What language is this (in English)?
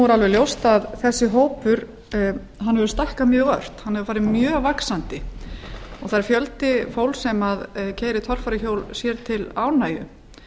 Icelandic